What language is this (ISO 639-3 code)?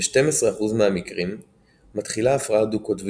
heb